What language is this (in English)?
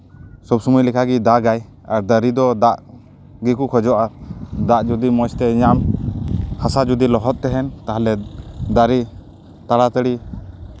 Santali